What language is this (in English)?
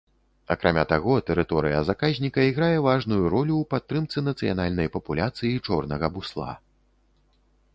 Belarusian